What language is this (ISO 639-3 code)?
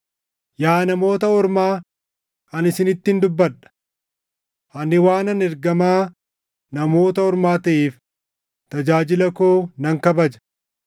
orm